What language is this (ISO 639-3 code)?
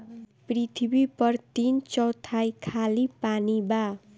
bho